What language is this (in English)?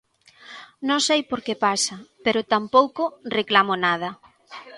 Galician